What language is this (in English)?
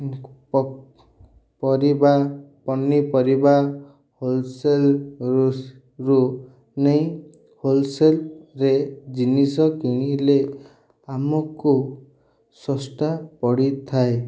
Odia